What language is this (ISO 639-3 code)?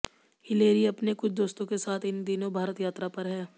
hin